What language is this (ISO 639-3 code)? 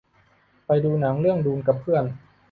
tha